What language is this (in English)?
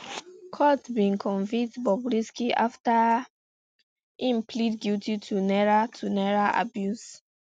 Nigerian Pidgin